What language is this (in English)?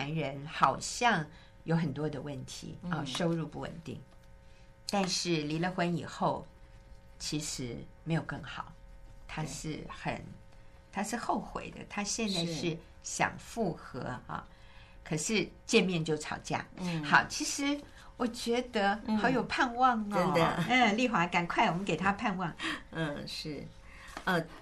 Chinese